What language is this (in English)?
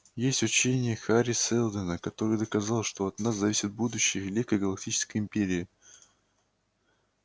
Russian